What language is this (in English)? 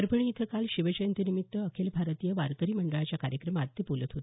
Marathi